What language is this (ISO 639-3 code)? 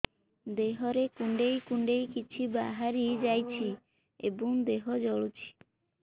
ori